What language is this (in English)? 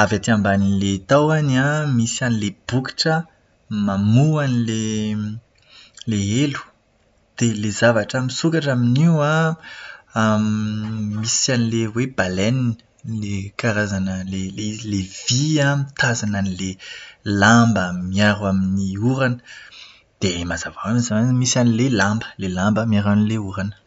Malagasy